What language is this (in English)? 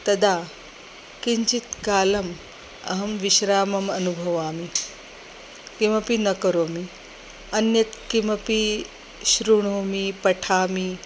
Sanskrit